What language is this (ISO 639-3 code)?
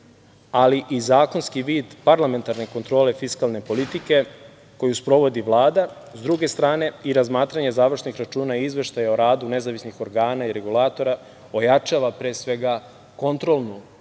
srp